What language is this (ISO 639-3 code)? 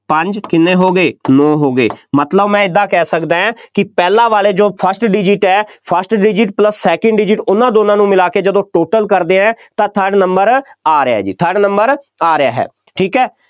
pan